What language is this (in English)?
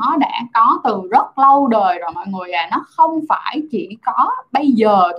Vietnamese